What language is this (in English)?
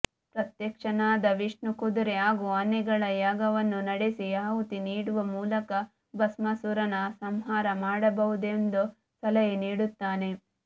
Kannada